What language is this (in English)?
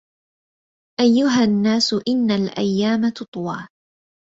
Arabic